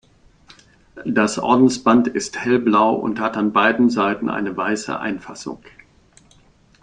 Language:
German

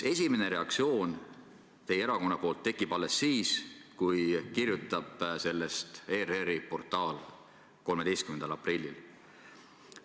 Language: Estonian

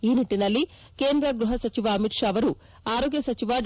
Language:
Kannada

